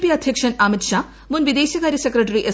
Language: Malayalam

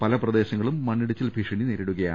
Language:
Malayalam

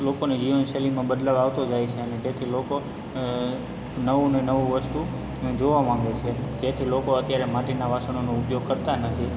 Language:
Gujarati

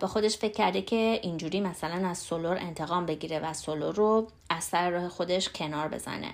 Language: Persian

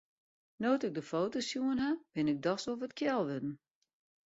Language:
Western Frisian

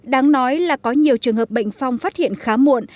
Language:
Vietnamese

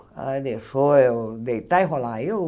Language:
Portuguese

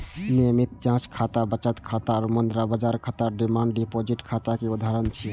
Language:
Maithili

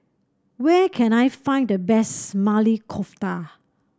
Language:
English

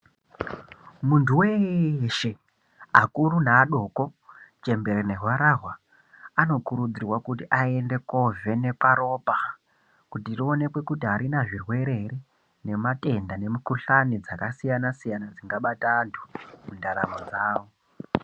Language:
Ndau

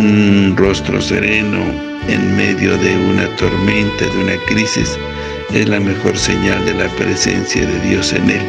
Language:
Spanish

